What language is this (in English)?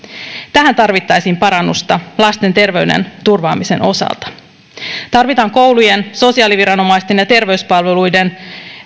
Finnish